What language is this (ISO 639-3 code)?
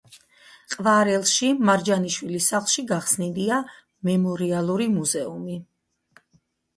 kat